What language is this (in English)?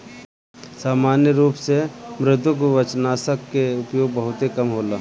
Bhojpuri